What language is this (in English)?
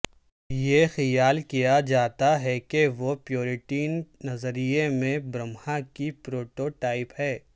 Urdu